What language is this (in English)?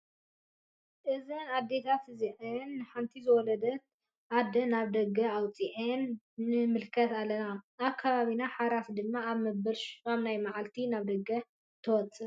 Tigrinya